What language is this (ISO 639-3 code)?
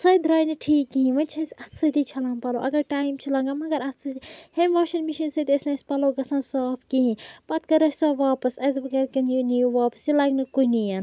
kas